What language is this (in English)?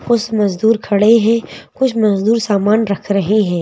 Hindi